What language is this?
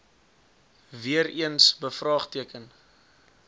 Afrikaans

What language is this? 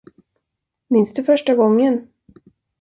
Swedish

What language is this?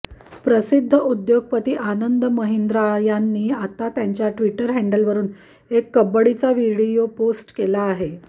Marathi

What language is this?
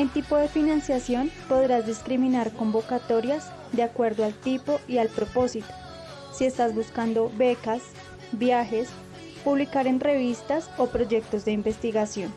Spanish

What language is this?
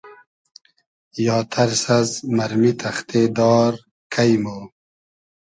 Hazaragi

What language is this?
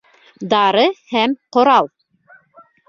Bashkir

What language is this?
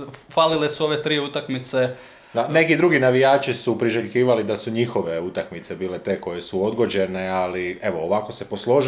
Croatian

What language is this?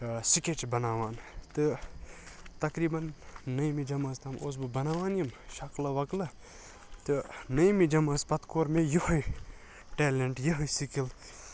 Kashmiri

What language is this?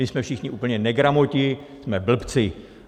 Czech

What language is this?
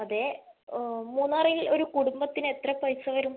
Malayalam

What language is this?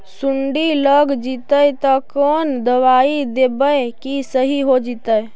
Magahi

